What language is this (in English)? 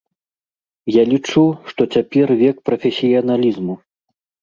Belarusian